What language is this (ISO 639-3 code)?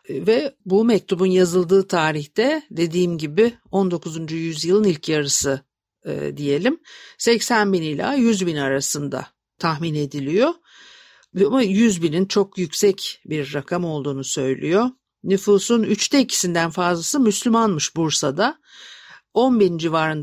tur